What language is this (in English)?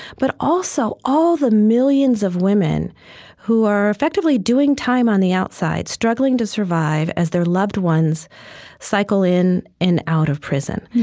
English